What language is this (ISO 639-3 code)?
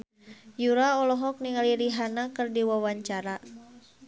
sun